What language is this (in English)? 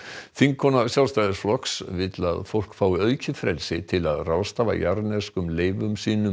Icelandic